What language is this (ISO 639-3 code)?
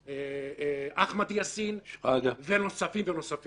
heb